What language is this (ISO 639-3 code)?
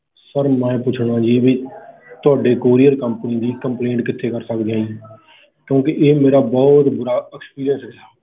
pan